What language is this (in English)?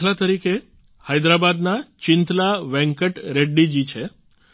Gujarati